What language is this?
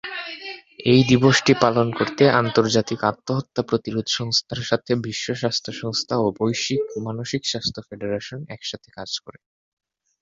Bangla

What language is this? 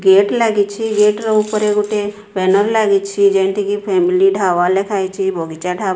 Odia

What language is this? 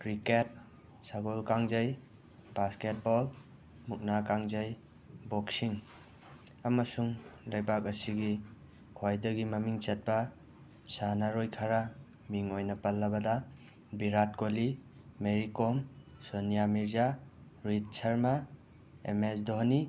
Manipuri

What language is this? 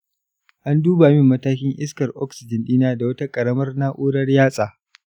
Hausa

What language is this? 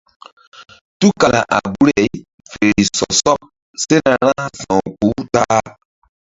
Mbum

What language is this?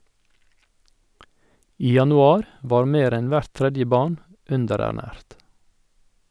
Norwegian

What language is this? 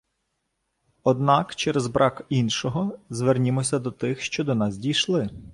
Ukrainian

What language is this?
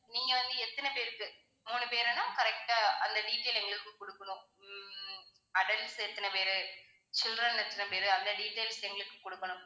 Tamil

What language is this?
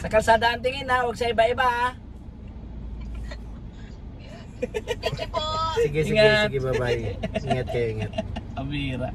Filipino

